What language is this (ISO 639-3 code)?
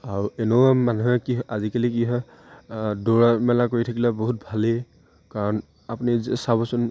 asm